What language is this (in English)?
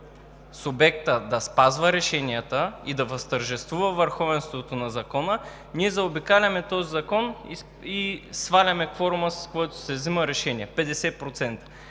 Bulgarian